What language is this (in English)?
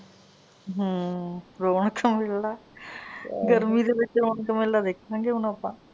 Punjabi